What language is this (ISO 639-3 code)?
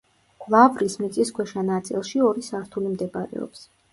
kat